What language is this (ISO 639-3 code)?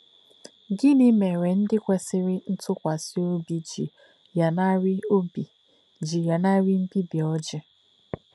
ibo